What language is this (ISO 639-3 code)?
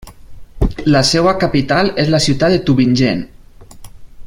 cat